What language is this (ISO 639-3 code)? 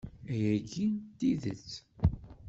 kab